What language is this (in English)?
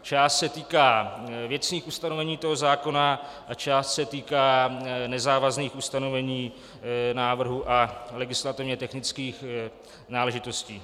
Czech